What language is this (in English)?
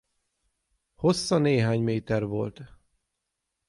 Hungarian